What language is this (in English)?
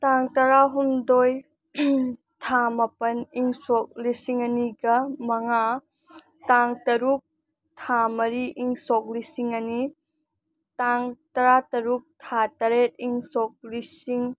Manipuri